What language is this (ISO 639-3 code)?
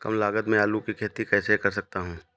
hin